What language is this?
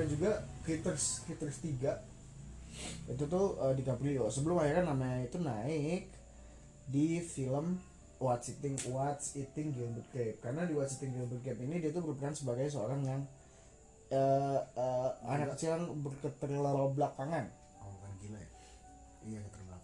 Indonesian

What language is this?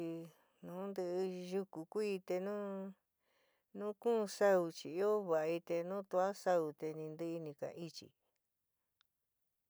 San Miguel El Grande Mixtec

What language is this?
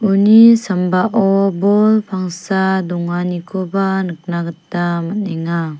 Garo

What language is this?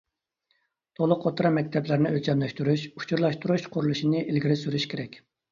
Uyghur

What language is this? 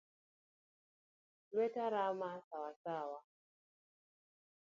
Luo (Kenya and Tanzania)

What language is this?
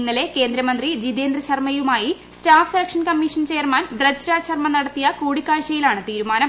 Malayalam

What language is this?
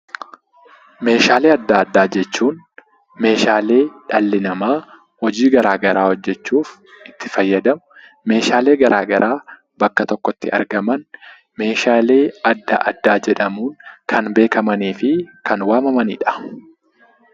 Oromo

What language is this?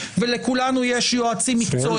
Hebrew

